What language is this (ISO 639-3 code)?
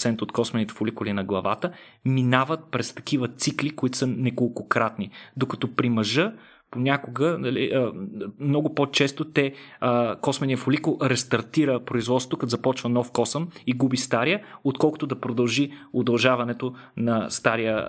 bul